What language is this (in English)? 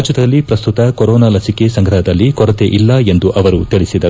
Kannada